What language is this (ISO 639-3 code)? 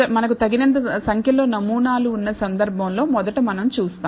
tel